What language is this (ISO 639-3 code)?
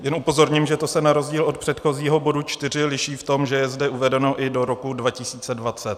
ces